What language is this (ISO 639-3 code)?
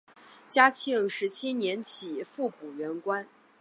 zho